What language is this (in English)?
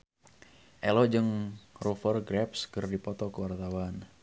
Sundanese